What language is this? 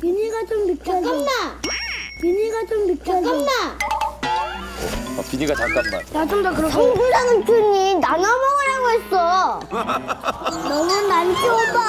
Korean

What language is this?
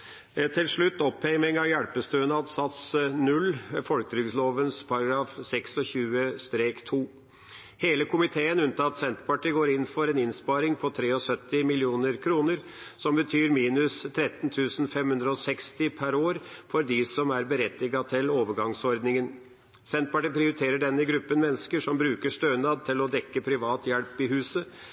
Norwegian Bokmål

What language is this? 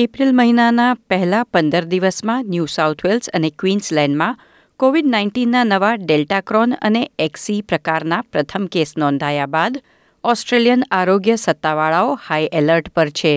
Gujarati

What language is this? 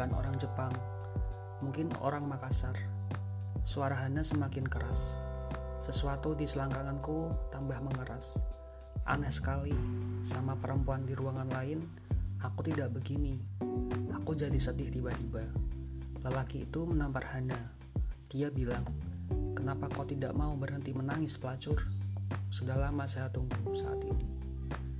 Indonesian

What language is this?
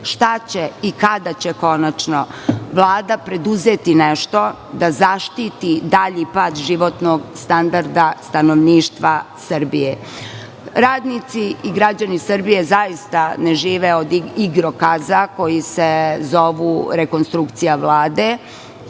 Serbian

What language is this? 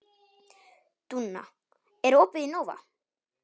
Icelandic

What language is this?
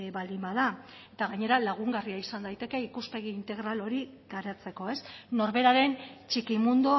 Basque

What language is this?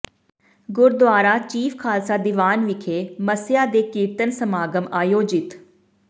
Punjabi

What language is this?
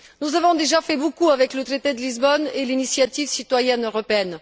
French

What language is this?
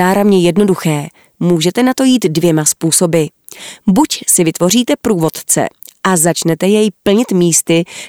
Czech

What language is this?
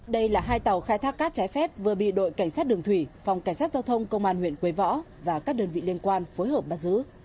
Vietnamese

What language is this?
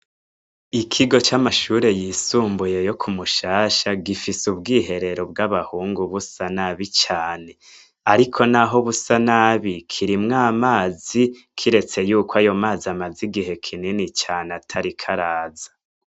Rundi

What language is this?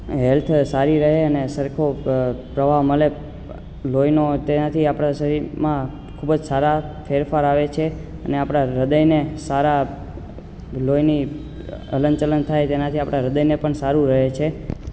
Gujarati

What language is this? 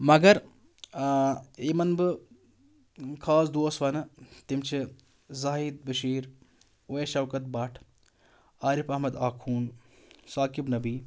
Kashmiri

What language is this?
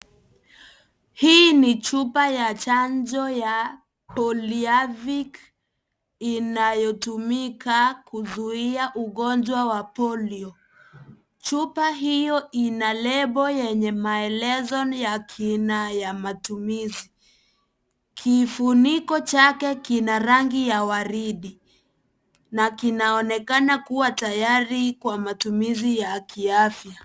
Swahili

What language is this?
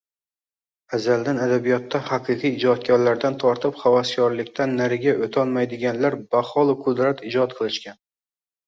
Uzbek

